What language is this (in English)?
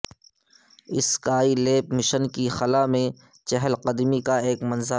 Urdu